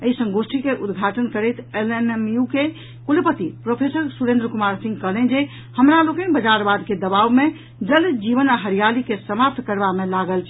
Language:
Maithili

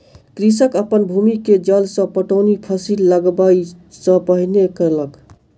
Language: Maithili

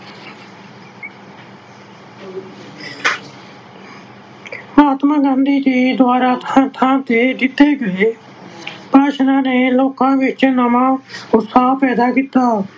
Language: Punjabi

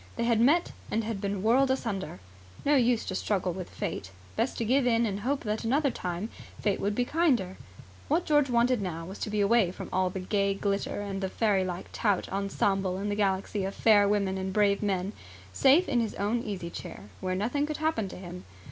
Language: English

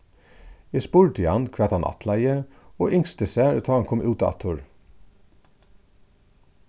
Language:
Faroese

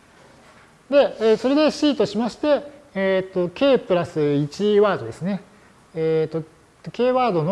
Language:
Japanese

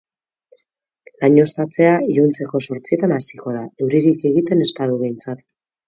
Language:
Basque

